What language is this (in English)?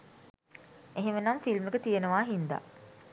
Sinhala